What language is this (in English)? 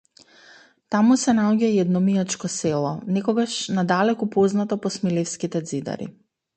Macedonian